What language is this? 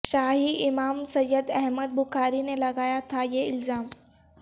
Urdu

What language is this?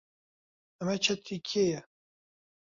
Central Kurdish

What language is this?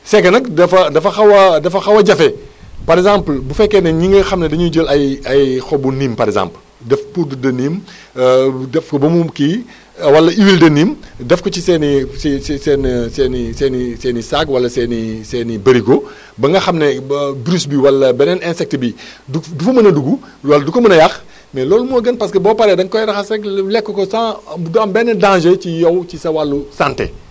Wolof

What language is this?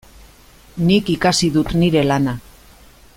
Basque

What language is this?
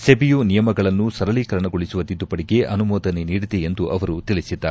Kannada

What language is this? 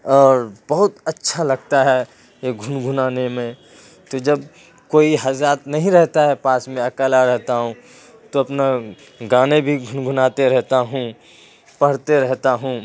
Urdu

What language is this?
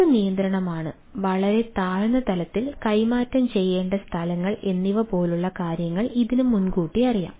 Malayalam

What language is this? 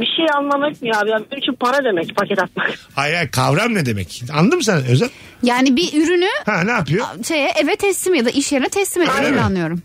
Turkish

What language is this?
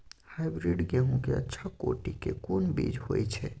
Maithili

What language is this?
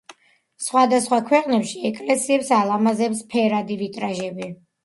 Georgian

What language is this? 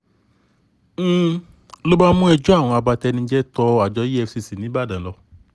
Yoruba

